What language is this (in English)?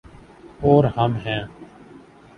Urdu